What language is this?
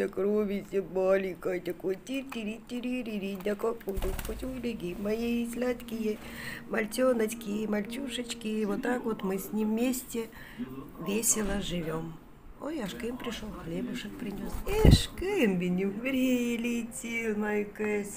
Russian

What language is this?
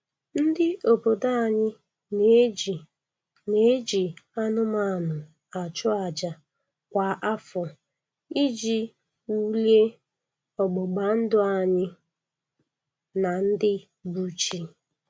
Igbo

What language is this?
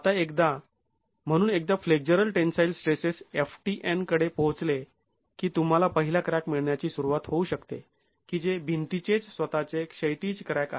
Marathi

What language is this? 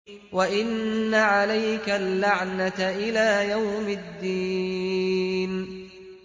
Arabic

